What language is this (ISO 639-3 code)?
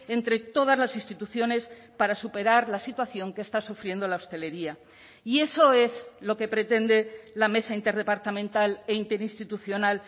spa